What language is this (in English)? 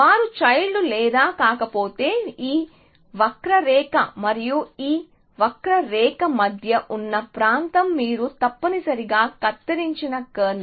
Telugu